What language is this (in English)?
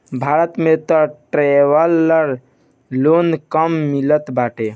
Bhojpuri